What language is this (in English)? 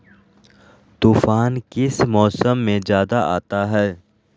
Magahi